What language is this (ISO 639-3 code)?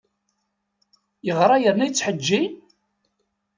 kab